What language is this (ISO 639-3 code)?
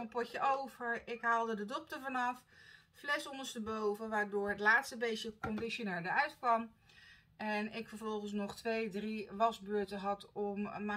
nld